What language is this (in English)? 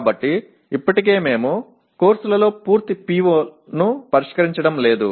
Telugu